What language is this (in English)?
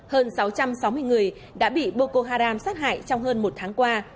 Vietnamese